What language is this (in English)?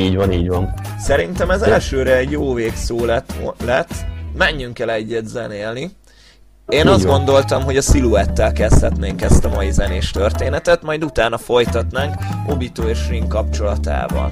Hungarian